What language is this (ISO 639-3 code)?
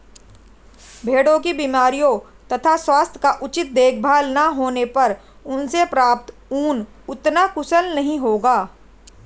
hin